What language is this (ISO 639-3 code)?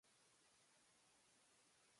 jpn